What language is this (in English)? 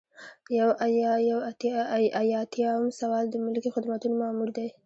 Pashto